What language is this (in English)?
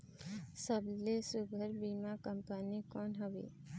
Chhattisgarhi